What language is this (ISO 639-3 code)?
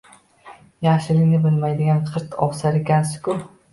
uzb